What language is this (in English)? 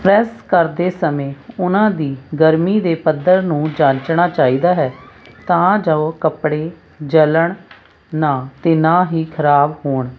Punjabi